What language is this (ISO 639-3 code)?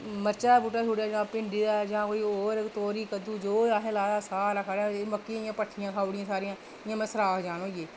doi